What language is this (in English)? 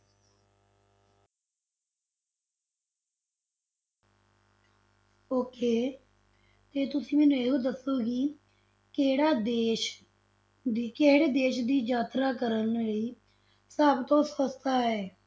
Punjabi